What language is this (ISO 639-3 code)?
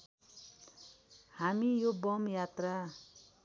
nep